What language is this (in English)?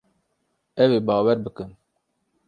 Kurdish